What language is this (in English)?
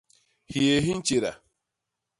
Basaa